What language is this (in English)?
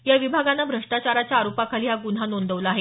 Marathi